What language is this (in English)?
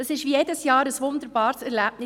Swiss German